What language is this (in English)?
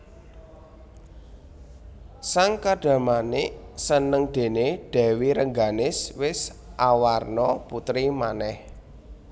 Javanese